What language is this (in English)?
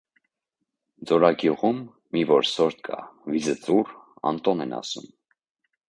Armenian